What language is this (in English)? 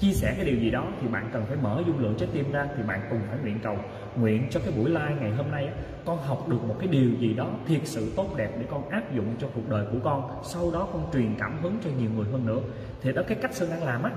Vietnamese